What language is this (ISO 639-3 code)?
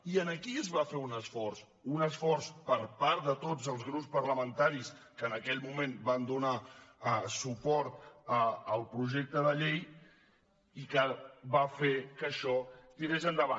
cat